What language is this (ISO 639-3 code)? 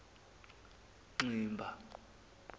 zul